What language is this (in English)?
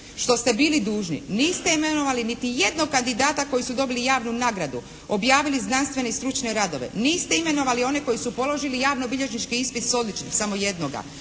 Croatian